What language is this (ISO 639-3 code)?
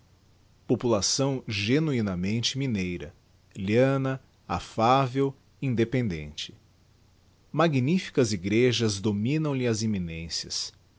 por